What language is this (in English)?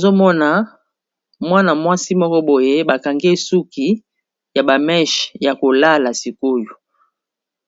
Lingala